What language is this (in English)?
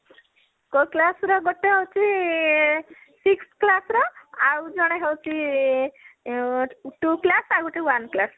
Odia